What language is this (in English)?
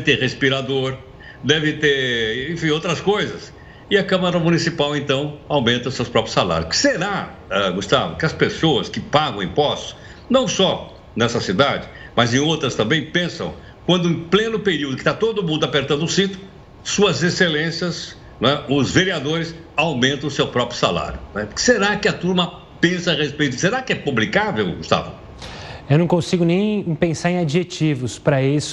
Portuguese